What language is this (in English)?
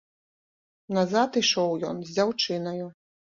Belarusian